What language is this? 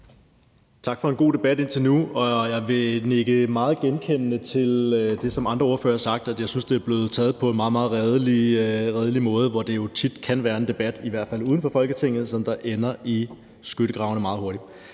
Danish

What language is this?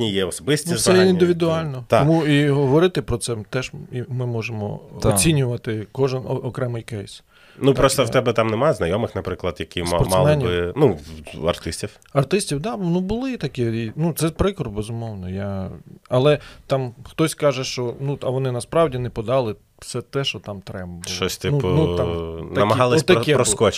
Ukrainian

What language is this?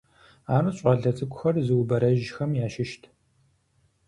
Kabardian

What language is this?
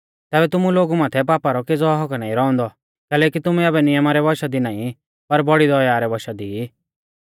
Mahasu Pahari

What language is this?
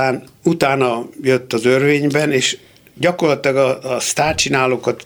Hungarian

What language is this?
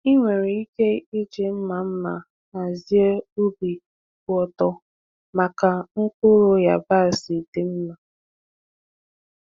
Igbo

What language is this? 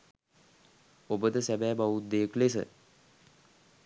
Sinhala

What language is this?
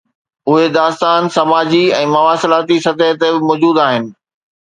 Sindhi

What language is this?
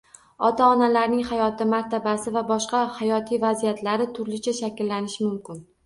Uzbek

